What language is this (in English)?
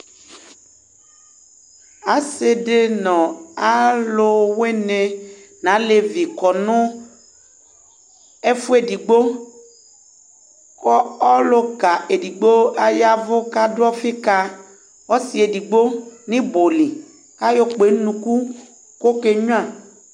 Ikposo